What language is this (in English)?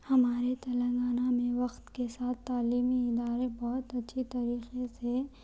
Urdu